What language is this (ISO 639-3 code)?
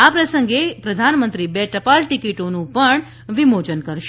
guj